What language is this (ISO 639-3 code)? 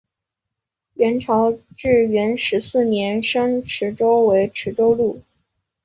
zho